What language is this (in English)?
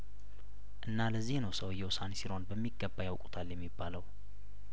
Amharic